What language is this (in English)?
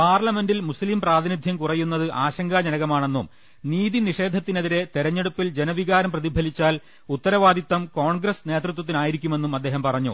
Malayalam